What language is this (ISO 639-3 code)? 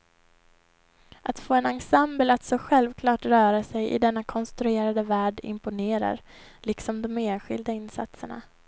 swe